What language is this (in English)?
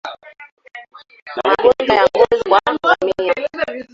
Swahili